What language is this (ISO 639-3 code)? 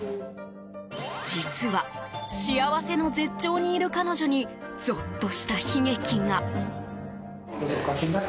jpn